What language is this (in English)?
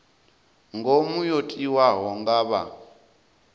Venda